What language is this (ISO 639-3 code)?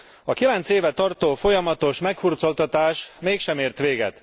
hun